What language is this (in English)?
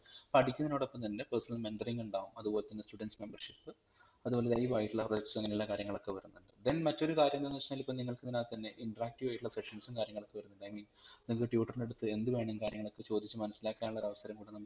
Malayalam